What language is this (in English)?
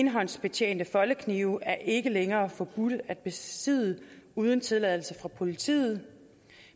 Danish